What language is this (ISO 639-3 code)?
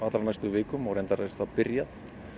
isl